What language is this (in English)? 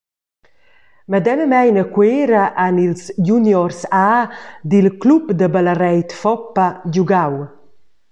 Romansh